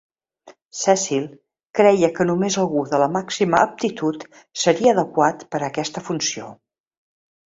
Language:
Catalan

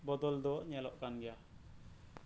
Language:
Santali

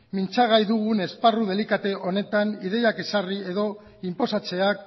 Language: Basque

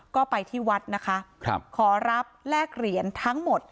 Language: Thai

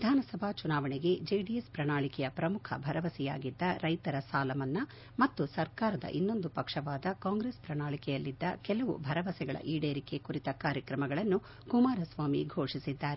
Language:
Kannada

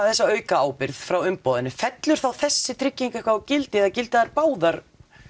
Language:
Icelandic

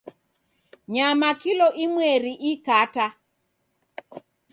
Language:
Taita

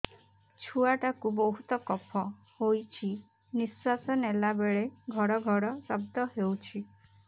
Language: Odia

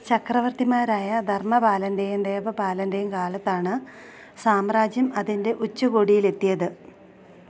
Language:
Malayalam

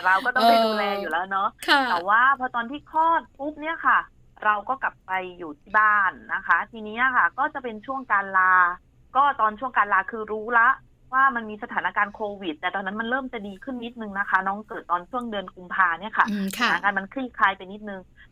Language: Thai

